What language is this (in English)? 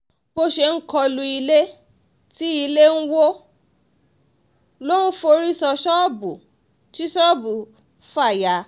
Yoruba